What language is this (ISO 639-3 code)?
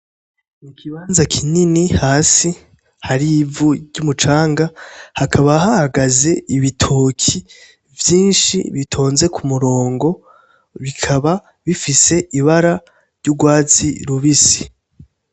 run